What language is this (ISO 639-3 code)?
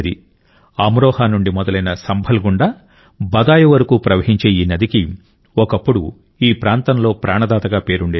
tel